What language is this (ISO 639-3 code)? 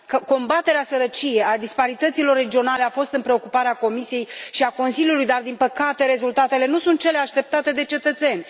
ron